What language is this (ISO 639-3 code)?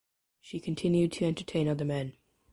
eng